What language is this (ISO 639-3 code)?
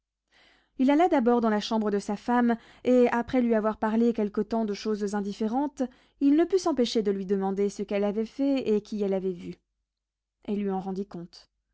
fra